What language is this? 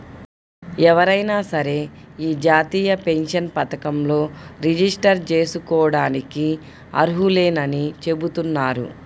Telugu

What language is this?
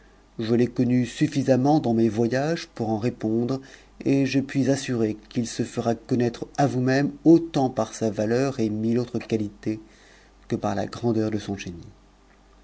French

